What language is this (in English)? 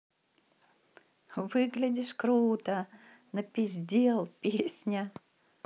Russian